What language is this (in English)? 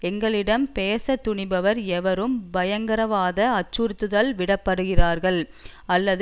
Tamil